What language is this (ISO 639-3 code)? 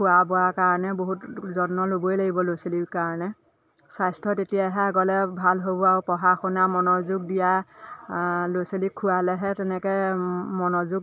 asm